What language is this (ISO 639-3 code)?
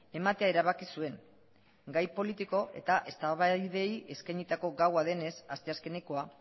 eus